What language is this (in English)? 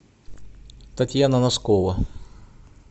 Russian